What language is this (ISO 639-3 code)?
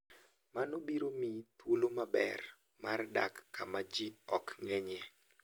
luo